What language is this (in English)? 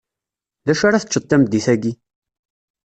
Kabyle